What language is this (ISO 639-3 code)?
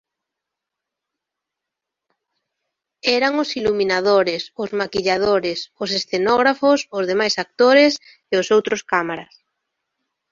glg